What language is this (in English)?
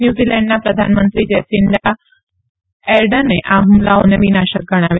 Gujarati